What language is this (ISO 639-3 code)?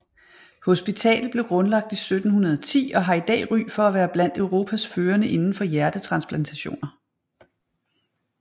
dan